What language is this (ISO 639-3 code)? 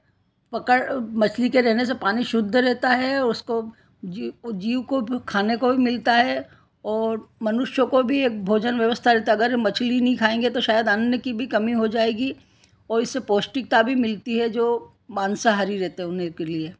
hin